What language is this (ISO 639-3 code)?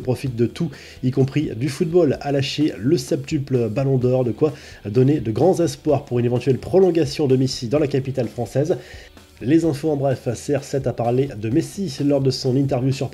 fra